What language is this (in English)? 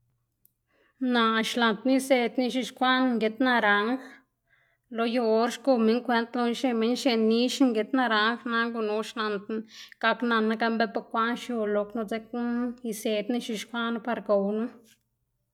Xanaguía Zapotec